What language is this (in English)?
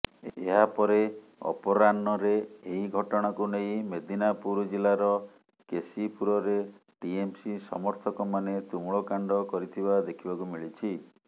Odia